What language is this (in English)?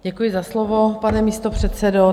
Czech